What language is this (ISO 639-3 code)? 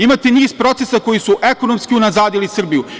srp